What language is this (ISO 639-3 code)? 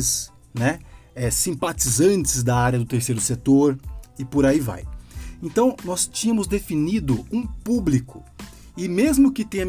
por